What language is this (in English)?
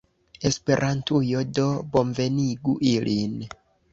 Esperanto